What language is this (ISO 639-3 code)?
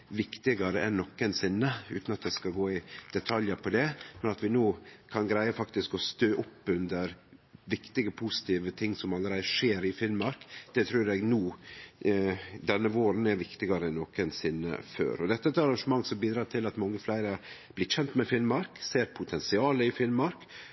nno